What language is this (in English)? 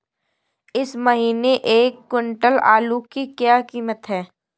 Hindi